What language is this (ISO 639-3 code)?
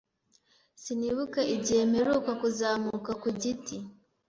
kin